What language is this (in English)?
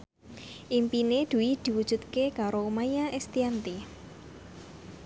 Javanese